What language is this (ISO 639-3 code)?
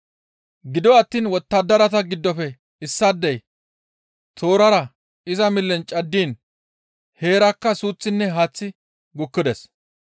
gmv